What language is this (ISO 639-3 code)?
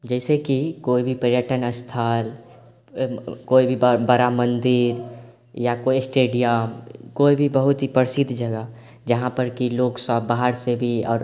mai